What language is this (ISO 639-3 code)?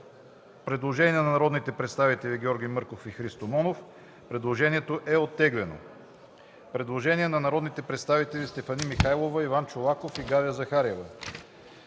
bul